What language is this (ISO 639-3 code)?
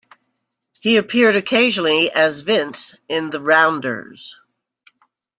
eng